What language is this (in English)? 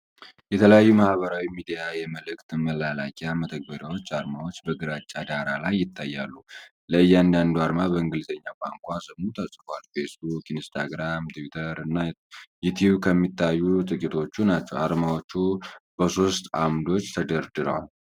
Amharic